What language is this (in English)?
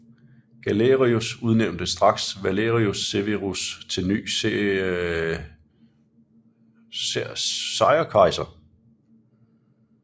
Danish